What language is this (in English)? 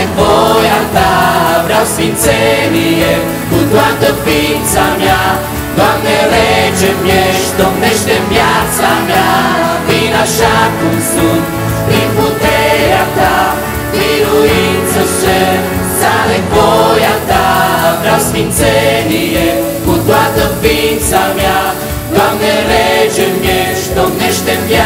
Romanian